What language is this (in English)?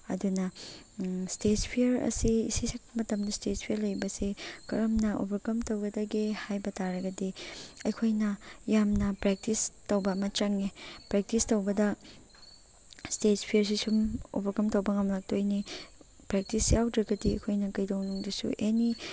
Manipuri